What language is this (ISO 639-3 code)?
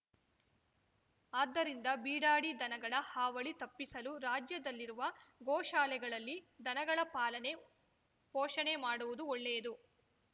kan